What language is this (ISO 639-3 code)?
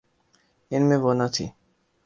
urd